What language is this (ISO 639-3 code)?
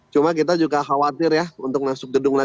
ind